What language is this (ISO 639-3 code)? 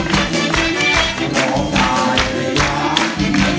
tha